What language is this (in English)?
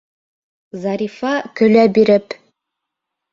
Bashkir